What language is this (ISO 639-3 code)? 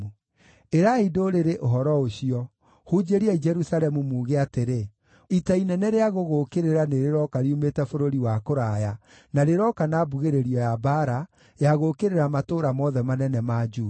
kik